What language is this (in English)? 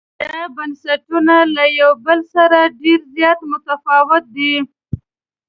Pashto